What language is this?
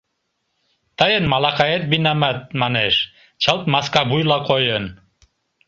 Mari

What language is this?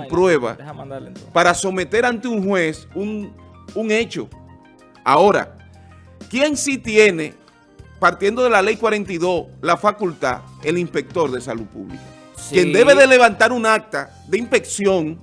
Spanish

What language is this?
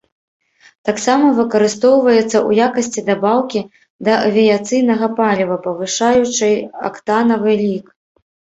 Belarusian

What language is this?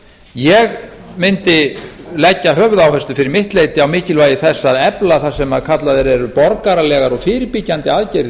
Icelandic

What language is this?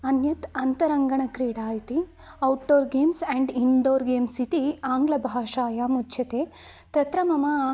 Sanskrit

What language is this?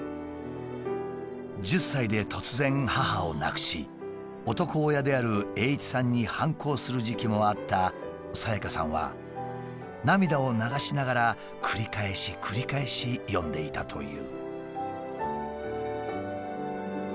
Japanese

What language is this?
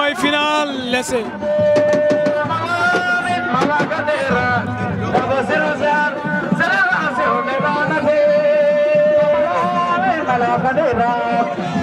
Arabic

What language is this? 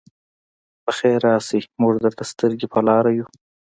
Pashto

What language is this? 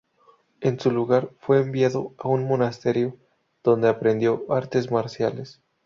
Spanish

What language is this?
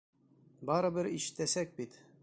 Bashkir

